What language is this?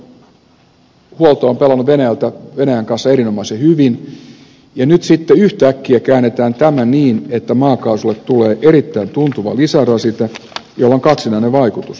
Finnish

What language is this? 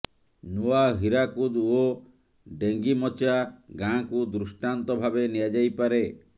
Odia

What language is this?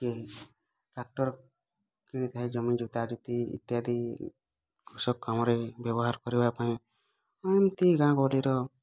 Odia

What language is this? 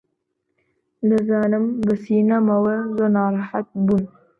Central Kurdish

